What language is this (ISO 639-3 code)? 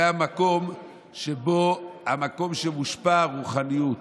heb